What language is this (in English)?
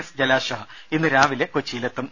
Malayalam